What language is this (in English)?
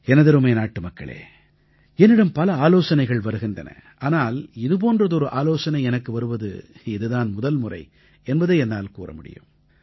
Tamil